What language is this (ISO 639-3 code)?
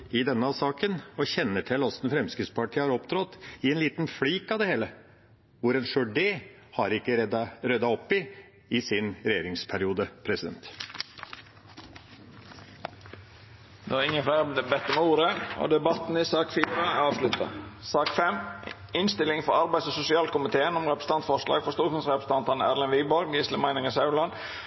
nor